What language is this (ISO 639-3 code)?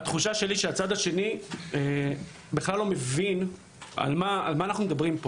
heb